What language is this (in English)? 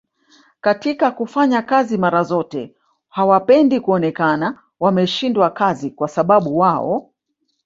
Swahili